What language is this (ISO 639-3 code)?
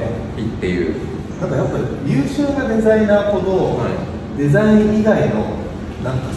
jpn